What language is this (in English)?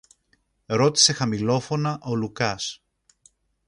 Greek